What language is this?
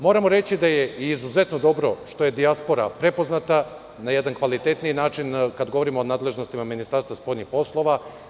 Serbian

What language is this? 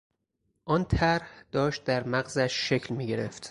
Persian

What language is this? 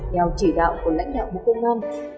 Vietnamese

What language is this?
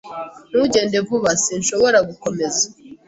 Kinyarwanda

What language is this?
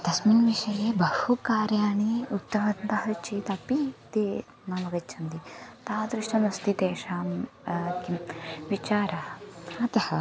Sanskrit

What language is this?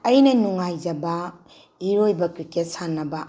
Manipuri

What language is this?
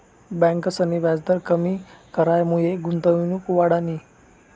Marathi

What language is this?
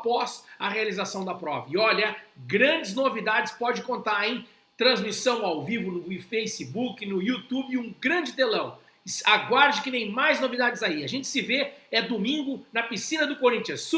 Portuguese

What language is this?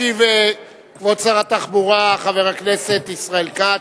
Hebrew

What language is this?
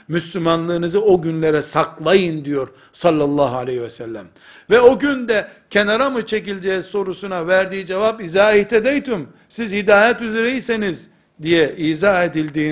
Turkish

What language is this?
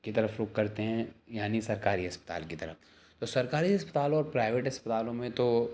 Urdu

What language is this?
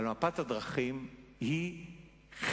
Hebrew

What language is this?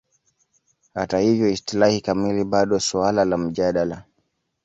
Swahili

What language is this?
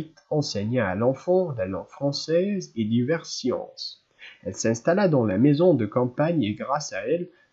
French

